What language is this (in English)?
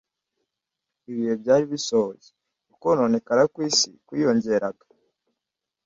Kinyarwanda